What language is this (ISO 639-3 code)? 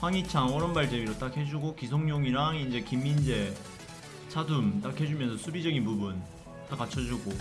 kor